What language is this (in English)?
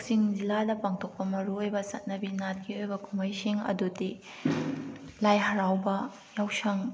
Manipuri